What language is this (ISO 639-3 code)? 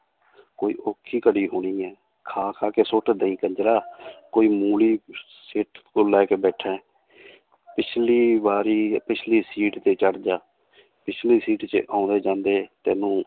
pan